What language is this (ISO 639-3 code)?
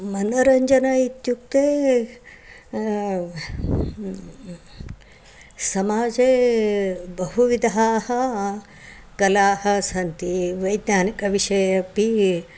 san